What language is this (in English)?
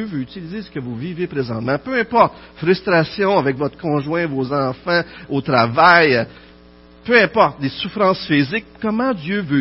French